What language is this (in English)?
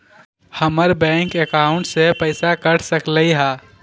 Magahi